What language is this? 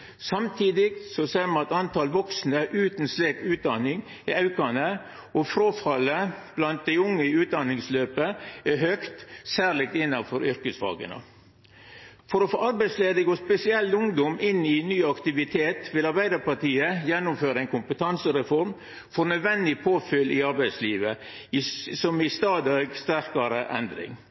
Norwegian Nynorsk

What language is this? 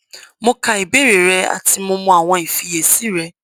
Yoruba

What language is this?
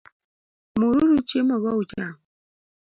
Luo (Kenya and Tanzania)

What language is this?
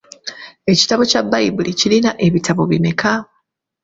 Ganda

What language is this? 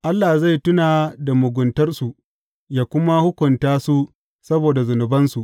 Hausa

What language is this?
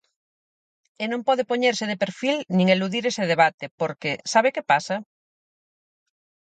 Galician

